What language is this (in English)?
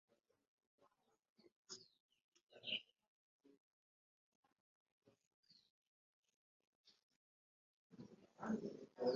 Ganda